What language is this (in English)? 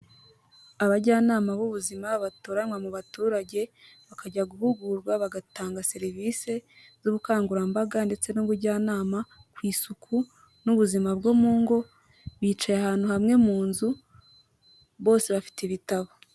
Kinyarwanda